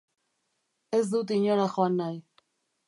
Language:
Basque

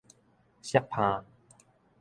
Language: Min Nan Chinese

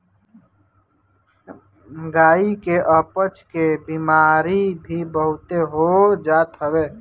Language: Bhojpuri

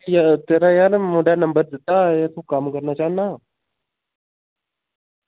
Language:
Dogri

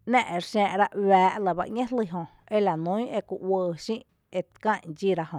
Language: Tepinapa Chinantec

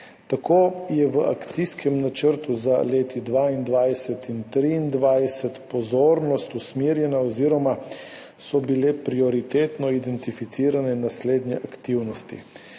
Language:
Slovenian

